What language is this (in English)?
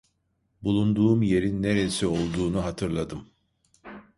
Turkish